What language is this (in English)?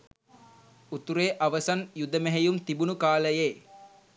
Sinhala